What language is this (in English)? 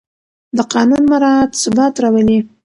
Pashto